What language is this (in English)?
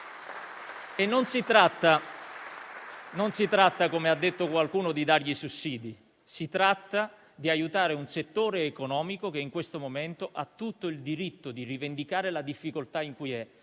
Italian